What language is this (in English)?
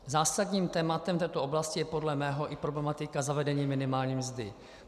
Czech